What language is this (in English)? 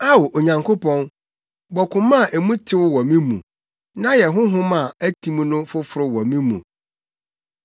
Akan